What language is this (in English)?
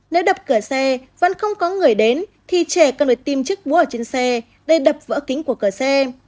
Vietnamese